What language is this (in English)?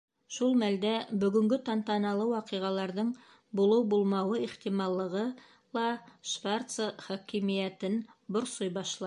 Bashkir